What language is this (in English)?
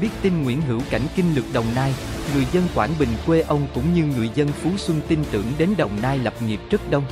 Vietnamese